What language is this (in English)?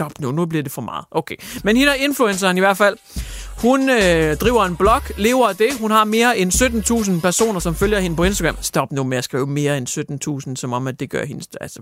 Danish